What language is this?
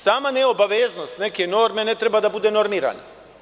Serbian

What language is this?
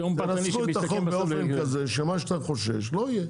Hebrew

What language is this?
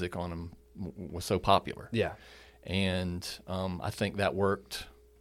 English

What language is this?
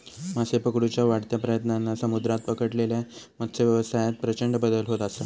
Marathi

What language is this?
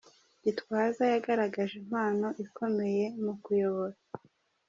Kinyarwanda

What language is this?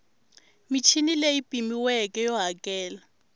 Tsonga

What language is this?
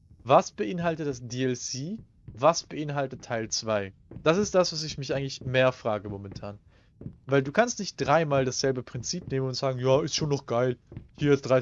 German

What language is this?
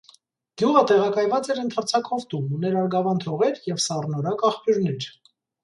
Armenian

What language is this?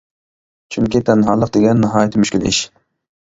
Uyghur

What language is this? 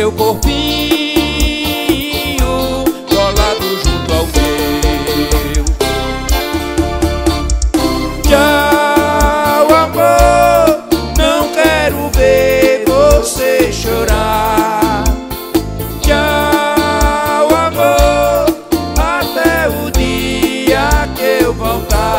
Portuguese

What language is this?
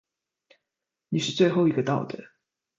Chinese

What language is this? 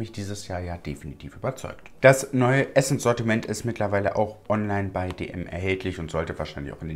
German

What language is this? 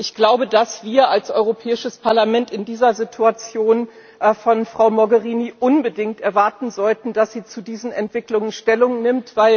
German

